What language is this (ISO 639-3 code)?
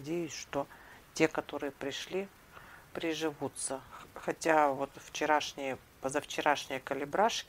rus